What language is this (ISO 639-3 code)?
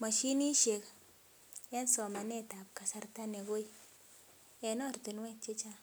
kln